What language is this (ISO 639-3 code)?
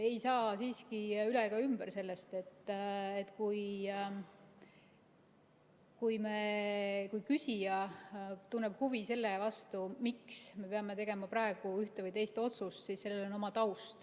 est